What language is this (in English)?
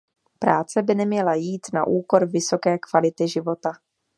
Czech